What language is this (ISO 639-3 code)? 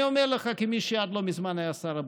heb